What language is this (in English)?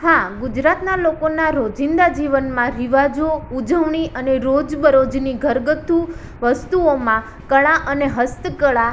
Gujarati